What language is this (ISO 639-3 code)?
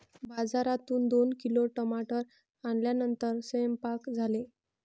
mar